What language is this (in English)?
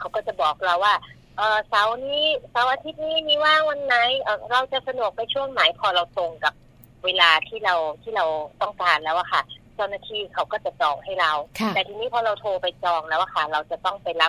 Thai